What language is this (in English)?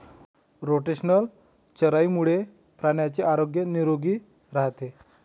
Marathi